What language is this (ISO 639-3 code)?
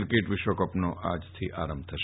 guj